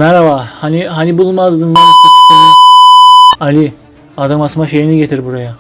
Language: Turkish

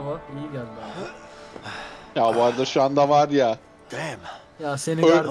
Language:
Turkish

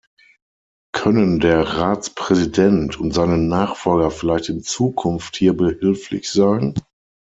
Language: German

